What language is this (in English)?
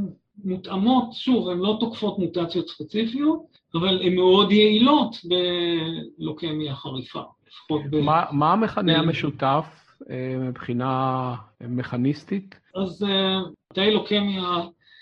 Hebrew